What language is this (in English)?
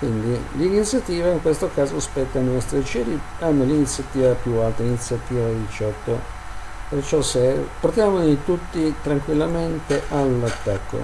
Italian